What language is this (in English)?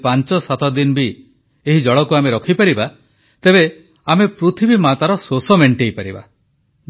Odia